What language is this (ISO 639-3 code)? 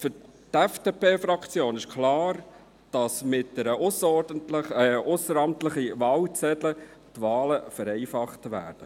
gsw